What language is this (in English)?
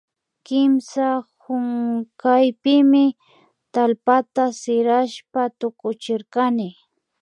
Imbabura Highland Quichua